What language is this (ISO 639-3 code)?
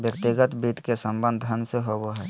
mag